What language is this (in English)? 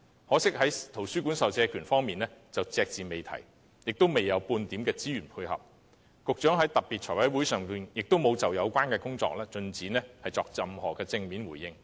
Cantonese